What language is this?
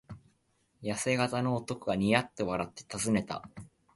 Japanese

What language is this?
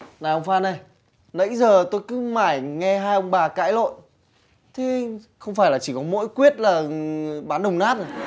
Vietnamese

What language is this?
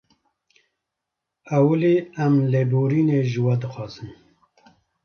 Kurdish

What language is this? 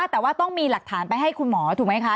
Thai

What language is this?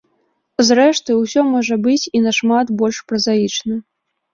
Belarusian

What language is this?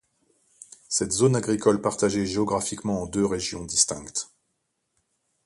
French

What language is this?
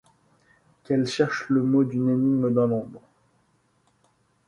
French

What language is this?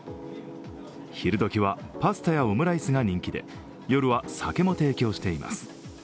Japanese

